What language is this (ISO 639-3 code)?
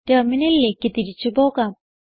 mal